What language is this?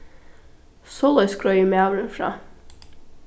Faroese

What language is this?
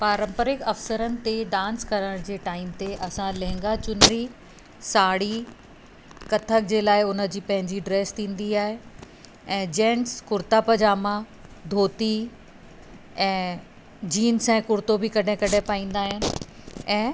Sindhi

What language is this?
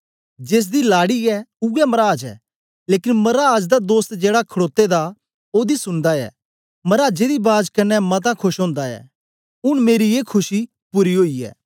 Dogri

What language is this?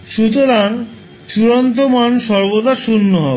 Bangla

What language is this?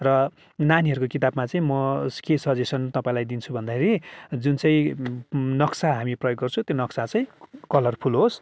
Nepali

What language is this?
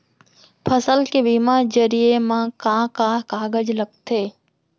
Chhattisgarhi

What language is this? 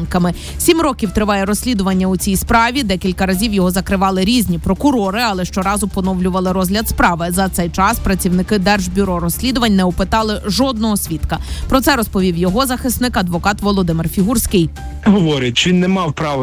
Ukrainian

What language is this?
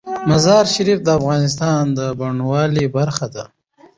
Pashto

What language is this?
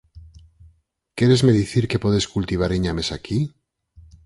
Galician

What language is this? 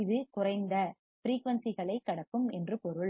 Tamil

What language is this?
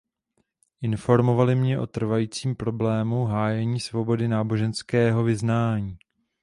Czech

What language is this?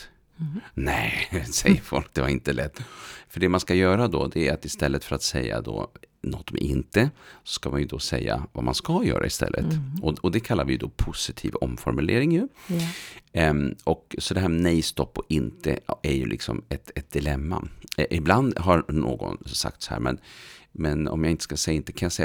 Swedish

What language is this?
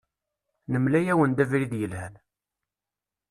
Kabyle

